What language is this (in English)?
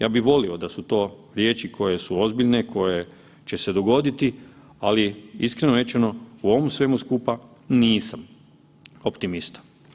Croatian